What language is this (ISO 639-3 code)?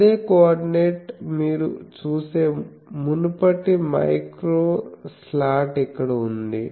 tel